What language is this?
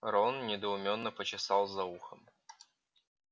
Russian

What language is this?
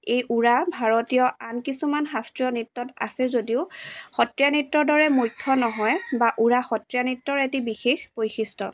Assamese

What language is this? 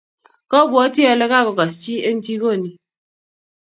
Kalenjin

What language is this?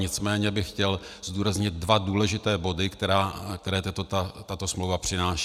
Czech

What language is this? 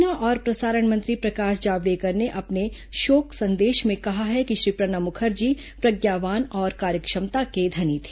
Hindi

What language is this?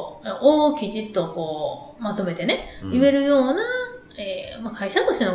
Japanese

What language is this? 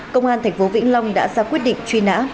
Vietnamese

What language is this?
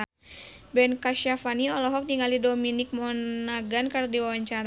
Sundanese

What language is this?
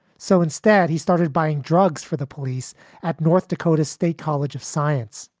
English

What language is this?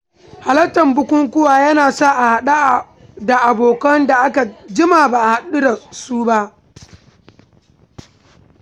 Hausa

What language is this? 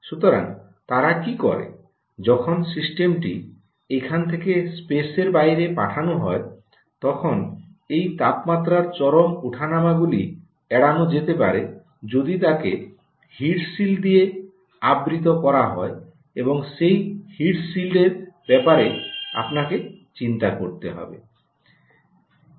Bangla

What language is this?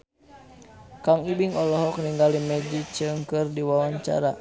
Sundanese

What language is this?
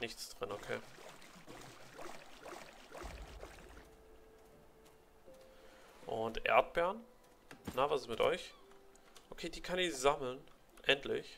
German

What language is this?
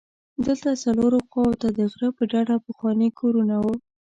Pashto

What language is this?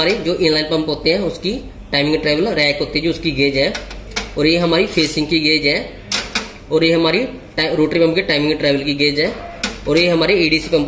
Hindi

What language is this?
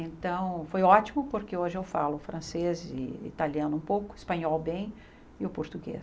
Portuguese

